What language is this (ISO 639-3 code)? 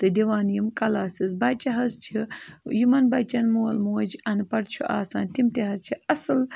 kas